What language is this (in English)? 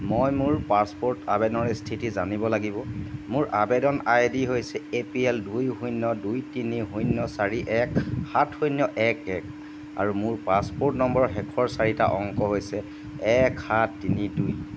Assamese